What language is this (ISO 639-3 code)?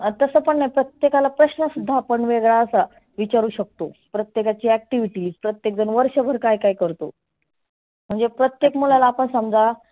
mar